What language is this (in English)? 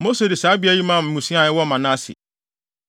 Akan